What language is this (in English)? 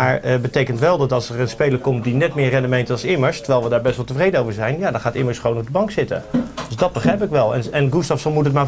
Dutch